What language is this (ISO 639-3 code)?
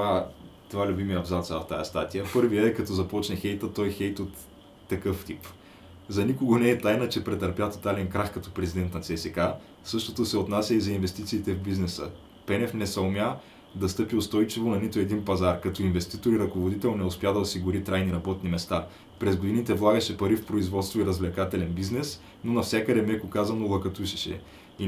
bul